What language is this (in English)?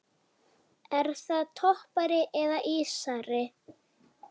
Icelandic